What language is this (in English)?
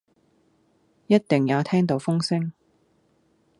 Cantonese